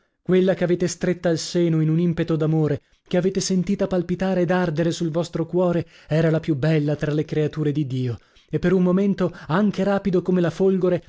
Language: Italian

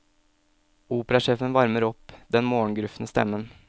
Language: Norwegian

